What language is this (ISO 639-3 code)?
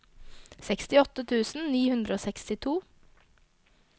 nor